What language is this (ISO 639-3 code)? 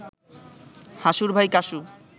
ben